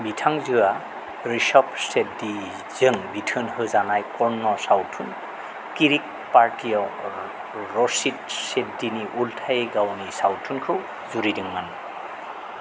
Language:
Bodo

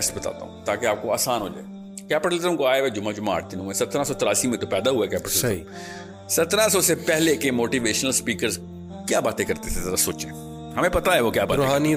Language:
Urdu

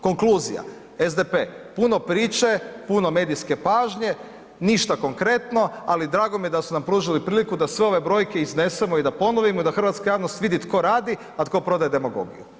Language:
Croatian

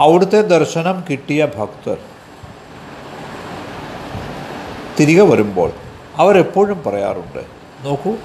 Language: Malayalam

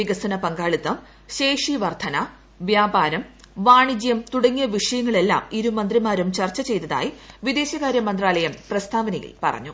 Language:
Malayalam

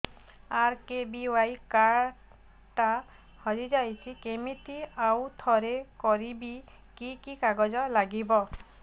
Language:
Odia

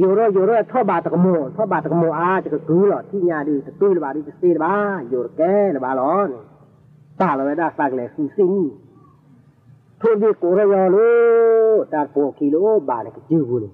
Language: Thai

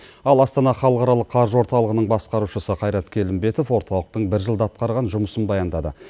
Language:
Kazakh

